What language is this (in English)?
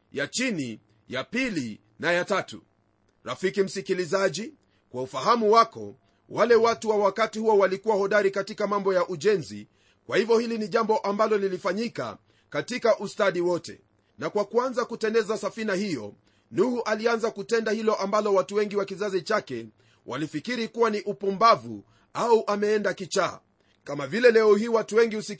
Swahili